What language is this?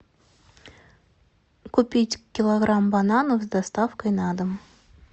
Russian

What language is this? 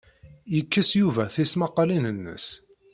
Kabyle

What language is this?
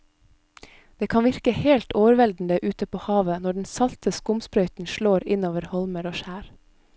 Norwegian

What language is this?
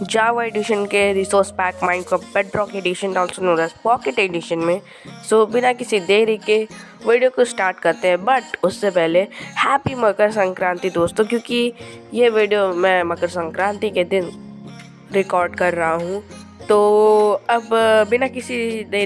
Hindi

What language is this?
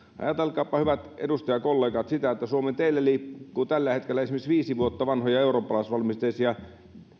Finnish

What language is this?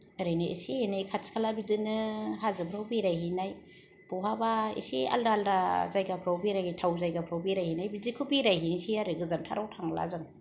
Bodo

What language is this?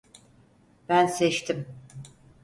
Turkish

